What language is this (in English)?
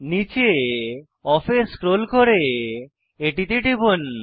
Bangla